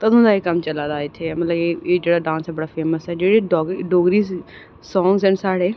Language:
Dogri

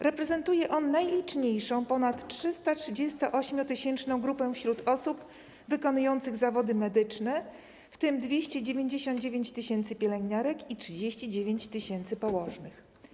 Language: Polish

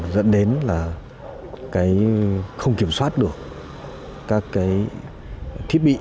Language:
Vietnamese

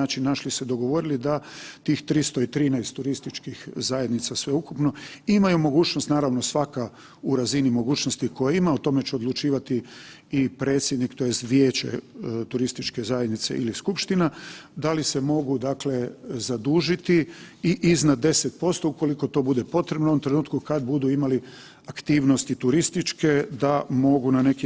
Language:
Croatian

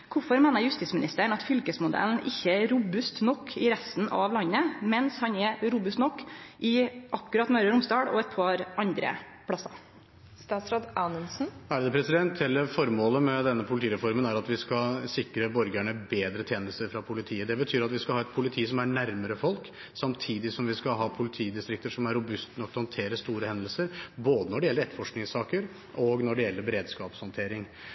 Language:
Norwegian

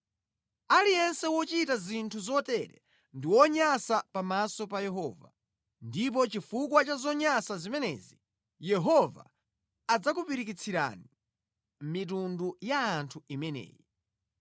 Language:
Nyanja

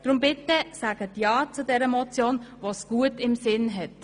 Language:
Swiss German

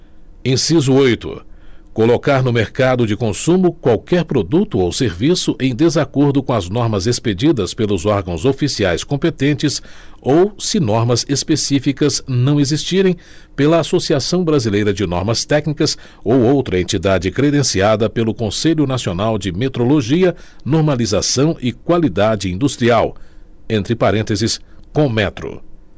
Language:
Portuguese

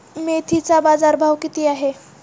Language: Marathi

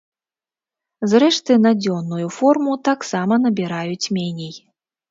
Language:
Belarusian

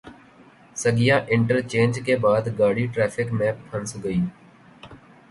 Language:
Urdu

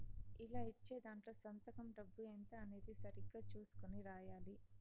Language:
Telugu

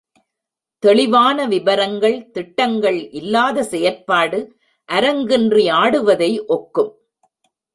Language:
Tamil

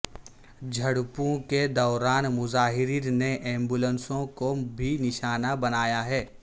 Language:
Urdu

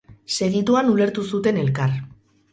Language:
Basque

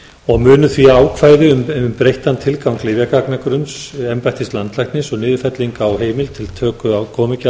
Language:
Icelandic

